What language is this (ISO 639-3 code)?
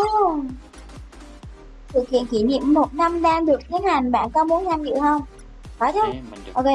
vie